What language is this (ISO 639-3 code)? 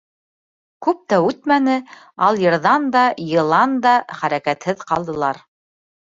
bak